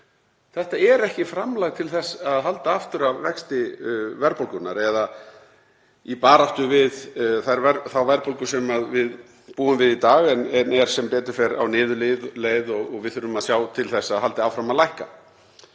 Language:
Icelandic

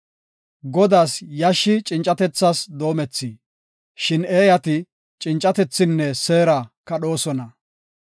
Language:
Gofa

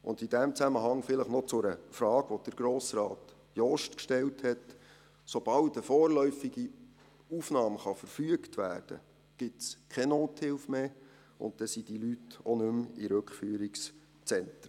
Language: Swiss German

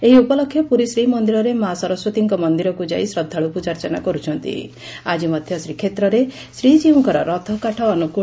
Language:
Odia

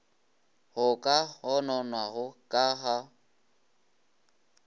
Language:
Northern Sotho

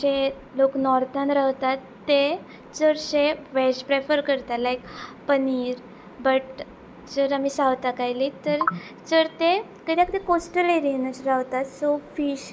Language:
Konkani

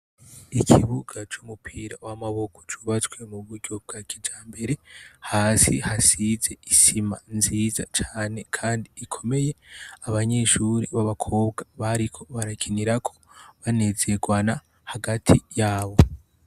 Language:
Rundi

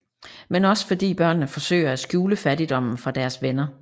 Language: Danish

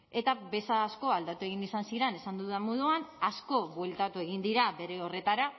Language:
Basque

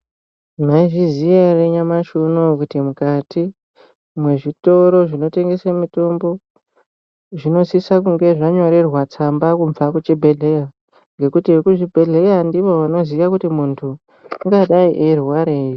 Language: Ndau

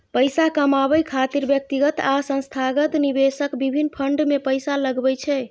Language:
Maithili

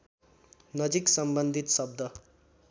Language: Nepali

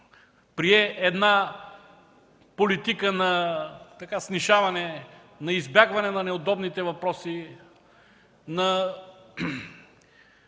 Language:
Bulgarian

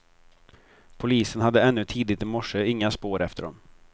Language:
Swedish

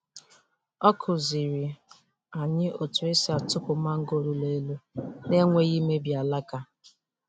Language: Igbo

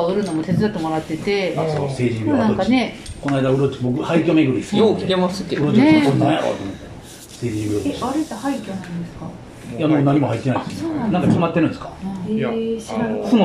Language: Japanese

